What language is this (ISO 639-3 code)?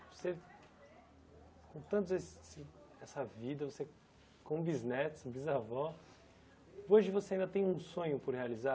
por